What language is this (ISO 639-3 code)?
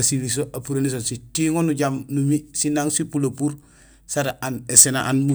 gsl